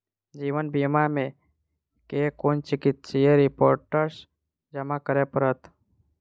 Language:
Maithili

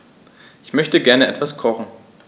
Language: German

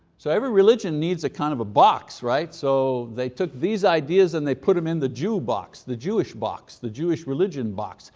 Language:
English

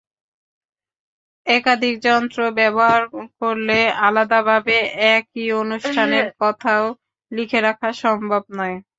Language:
Bangla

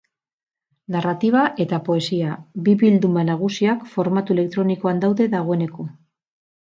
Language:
Basque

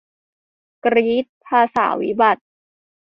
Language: Thai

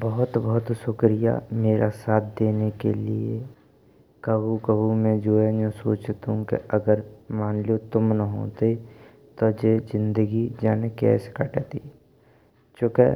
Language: Braj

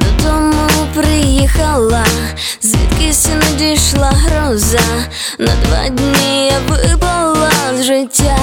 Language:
Ukrainian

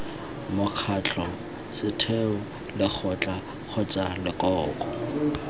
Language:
Tswana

